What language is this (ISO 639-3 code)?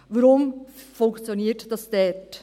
gsw